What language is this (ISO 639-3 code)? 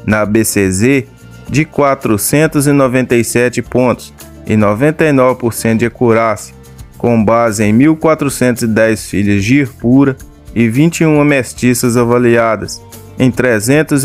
por